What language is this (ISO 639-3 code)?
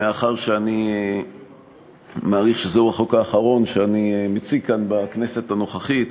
heb